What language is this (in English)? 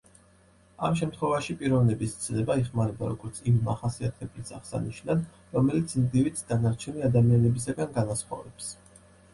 Georgian